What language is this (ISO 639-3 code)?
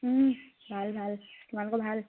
asm